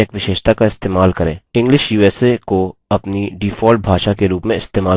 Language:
Hindi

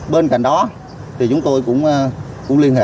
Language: Vietnamese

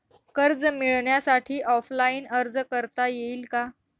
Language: Marathi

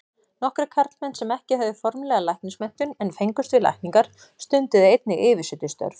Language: Icelandic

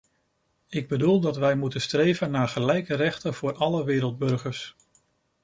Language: Dutch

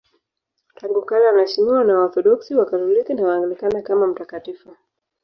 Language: Swahili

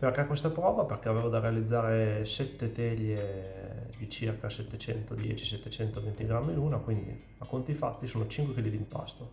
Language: Italian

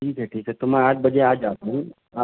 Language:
Urdu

